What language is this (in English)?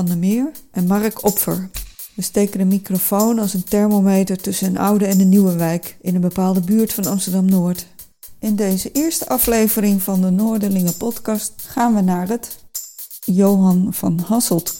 Dutch